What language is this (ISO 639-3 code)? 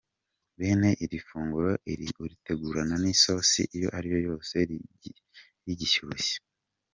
kin